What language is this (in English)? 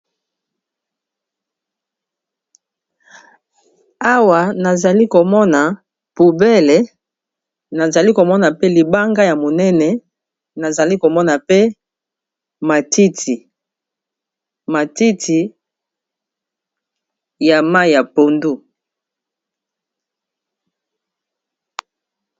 Lingala